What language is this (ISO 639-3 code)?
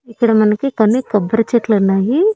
tel